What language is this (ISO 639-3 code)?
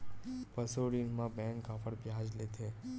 hne